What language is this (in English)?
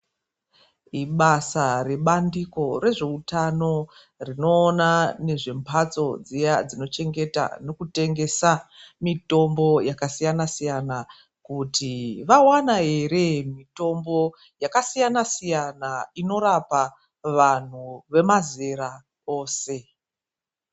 Ndau